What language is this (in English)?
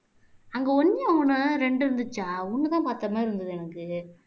Tamil